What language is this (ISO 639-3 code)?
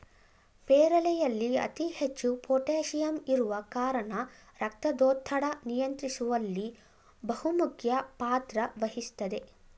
kan